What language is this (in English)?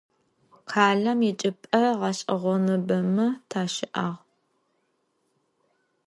Adyghe